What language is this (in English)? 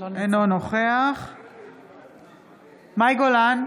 Hebrew